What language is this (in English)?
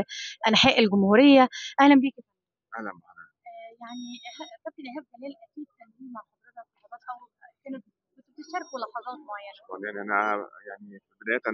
Arabic